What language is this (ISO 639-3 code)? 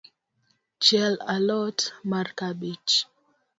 luo